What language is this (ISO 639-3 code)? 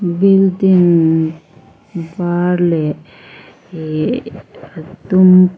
lus